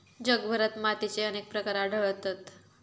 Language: Marathi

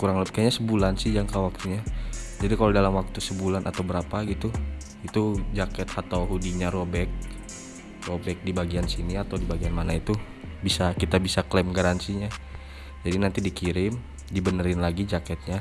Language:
Indonesian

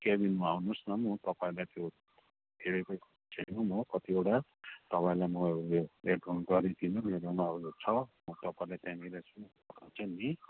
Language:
Nepali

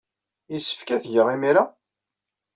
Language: Kabyle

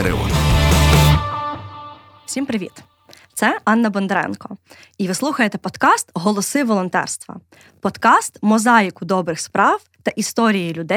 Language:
Ukrainian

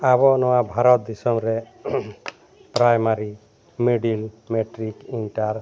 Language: Santali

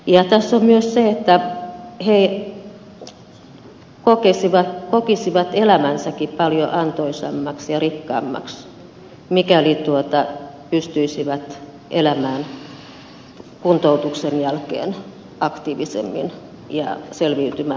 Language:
Finnish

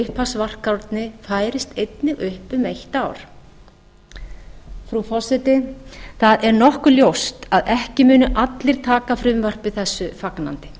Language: Icelandic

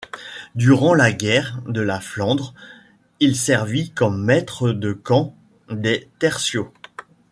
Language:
French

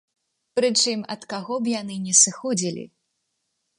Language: Belarusian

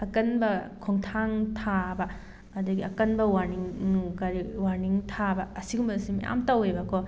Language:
Manipuri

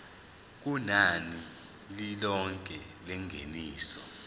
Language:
Zulu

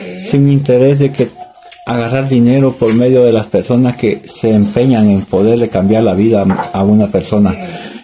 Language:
Spanish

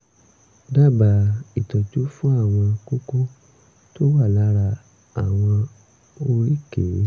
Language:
Yoruba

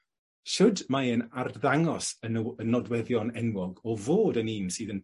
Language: Welsh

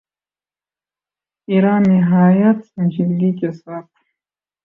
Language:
Urdu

